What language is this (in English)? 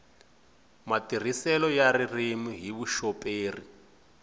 Tsonga